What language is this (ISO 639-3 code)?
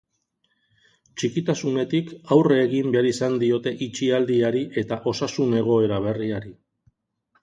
eus